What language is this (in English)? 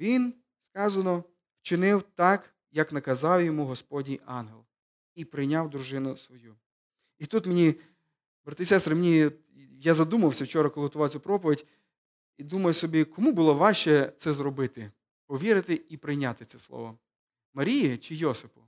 Ukrainian